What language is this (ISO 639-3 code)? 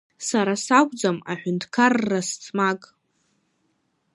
abk